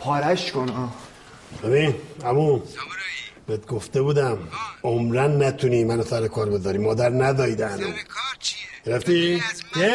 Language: Persian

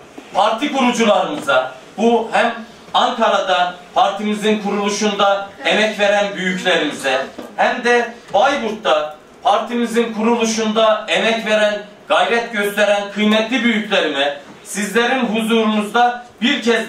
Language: Turkish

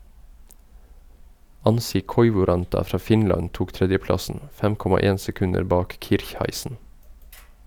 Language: Norwegian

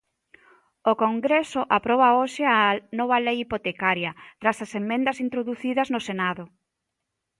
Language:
Galician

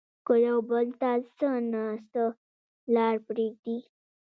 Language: Pashto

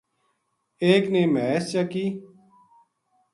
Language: Gujari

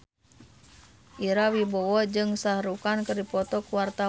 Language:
Sundanese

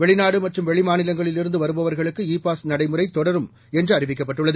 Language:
Tamil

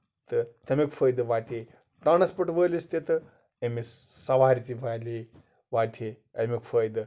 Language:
Kashmiri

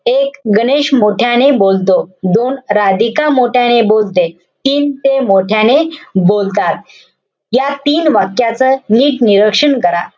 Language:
Marathi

